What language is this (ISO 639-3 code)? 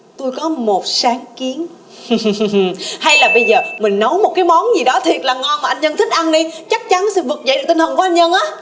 vie